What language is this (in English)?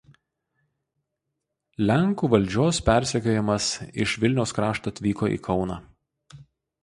Lithuanian